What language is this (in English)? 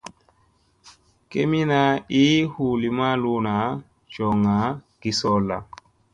Musey